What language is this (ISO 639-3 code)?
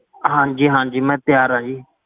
pan